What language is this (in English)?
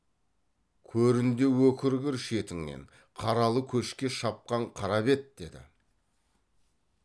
Kazakh